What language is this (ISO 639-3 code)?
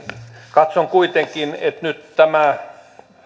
fin